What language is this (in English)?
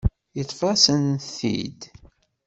Kabyle